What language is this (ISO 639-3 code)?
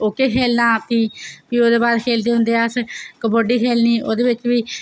doi